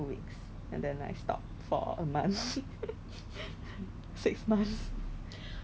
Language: English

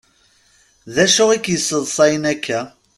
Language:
Kabyle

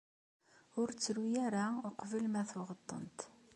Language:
Kabyle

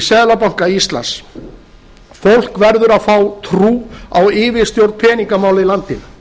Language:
Icelandic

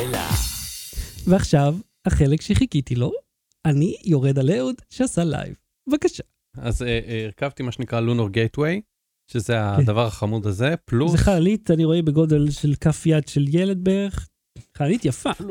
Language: Hebrew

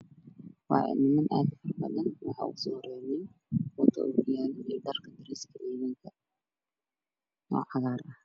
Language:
Somali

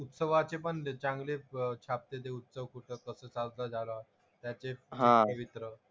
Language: Marathi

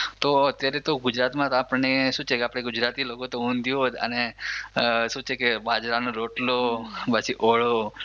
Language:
Gujarati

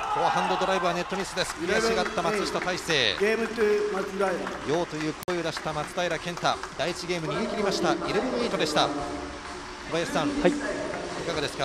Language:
Japanese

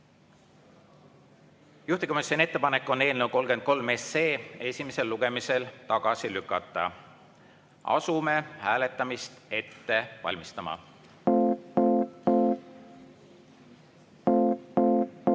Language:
Estonian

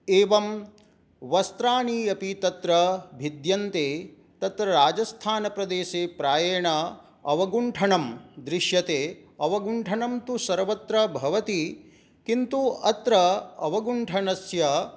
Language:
Sanskrit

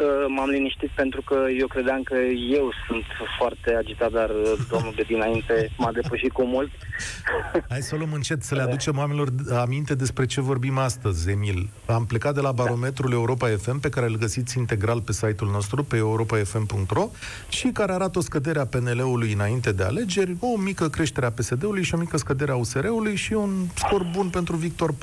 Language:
Romanian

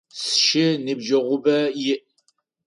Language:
Adyghe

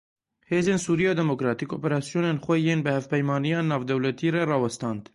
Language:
Kurdish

